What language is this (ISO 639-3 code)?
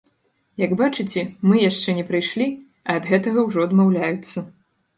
bel